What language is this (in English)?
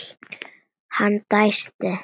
Icelandic